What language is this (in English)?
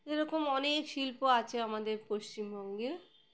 Bangla